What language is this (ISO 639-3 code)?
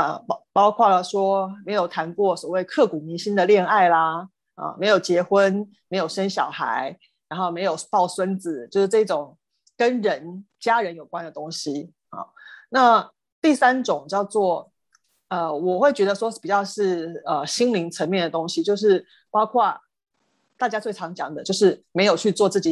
zho